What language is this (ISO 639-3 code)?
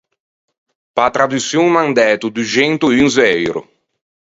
lij